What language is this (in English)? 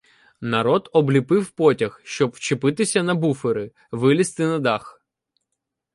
Ukrainian